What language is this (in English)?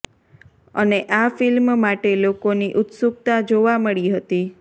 Gujarati